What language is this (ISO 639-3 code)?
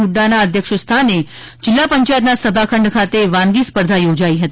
guj